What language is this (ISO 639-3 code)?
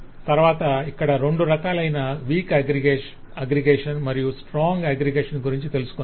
tel